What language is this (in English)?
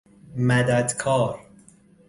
Persian